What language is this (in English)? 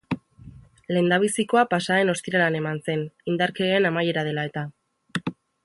Basque